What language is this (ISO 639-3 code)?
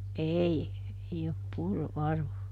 fin